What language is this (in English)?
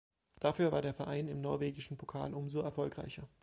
German